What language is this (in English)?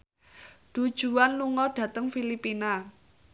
Javanese